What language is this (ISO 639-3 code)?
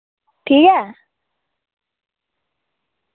doi